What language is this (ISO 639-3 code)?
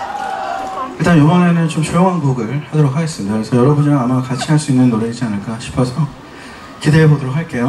kor